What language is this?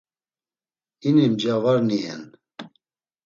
Laz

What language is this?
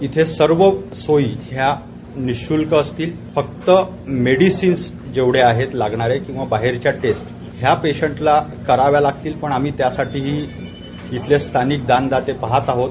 Marathi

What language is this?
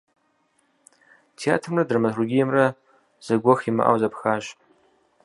Kabardian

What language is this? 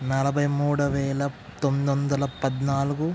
Telugu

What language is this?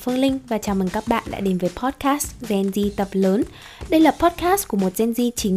Vietnamese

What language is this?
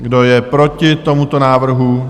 Czech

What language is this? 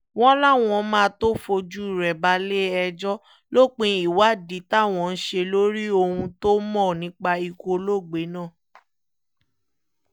Yoruba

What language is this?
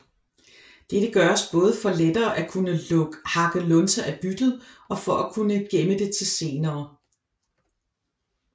Danish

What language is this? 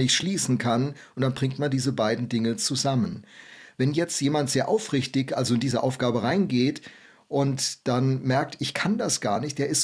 German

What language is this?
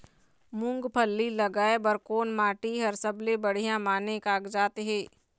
Chhattisgarhi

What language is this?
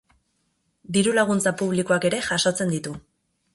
Basque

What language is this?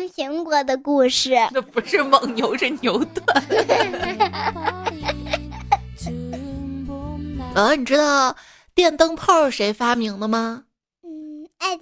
Chinese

